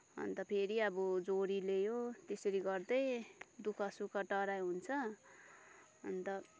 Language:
Nepali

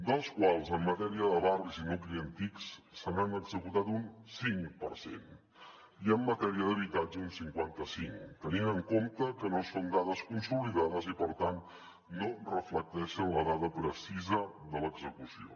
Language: Catalan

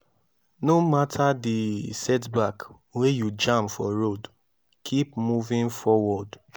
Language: Nigerian Pidgin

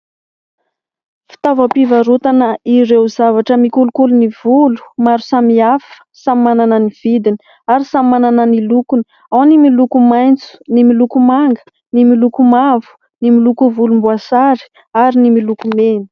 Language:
Malagasy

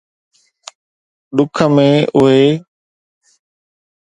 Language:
Sindhi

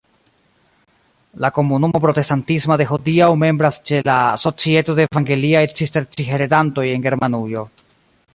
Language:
Esperanto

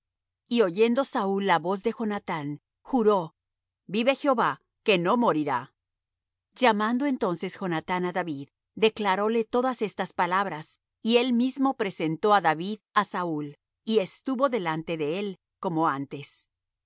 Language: Spanish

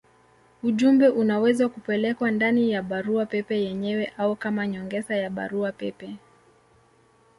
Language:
Swahili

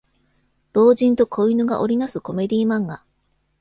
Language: Japanese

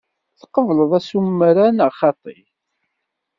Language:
Kabyle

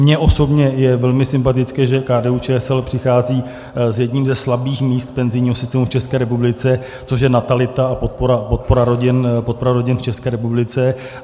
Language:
Czech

